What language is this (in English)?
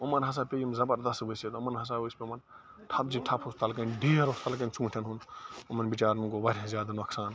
Kashmiri